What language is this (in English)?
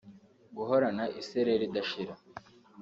Kinyarwanda